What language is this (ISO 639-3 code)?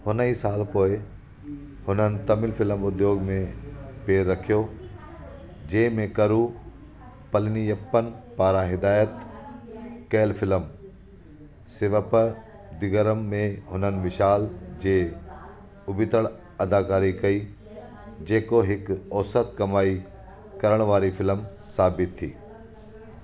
snd